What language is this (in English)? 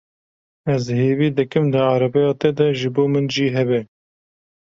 Kurdish